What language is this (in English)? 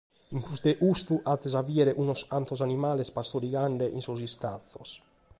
Sardinian